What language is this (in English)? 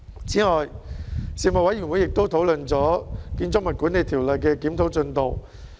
Cantonese